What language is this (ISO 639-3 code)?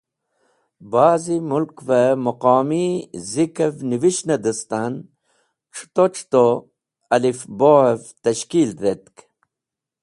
wbl